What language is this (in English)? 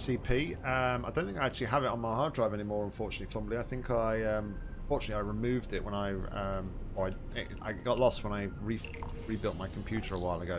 English